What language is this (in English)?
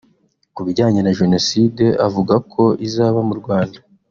Kinyarwanda